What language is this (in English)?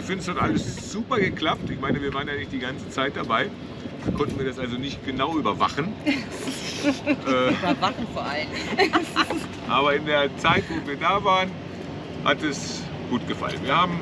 German